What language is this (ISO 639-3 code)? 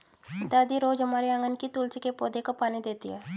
hin